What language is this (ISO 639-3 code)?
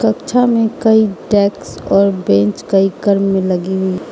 hin